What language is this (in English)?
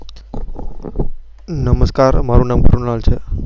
Gujarati